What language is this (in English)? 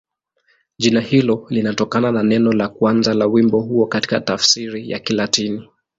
Swahili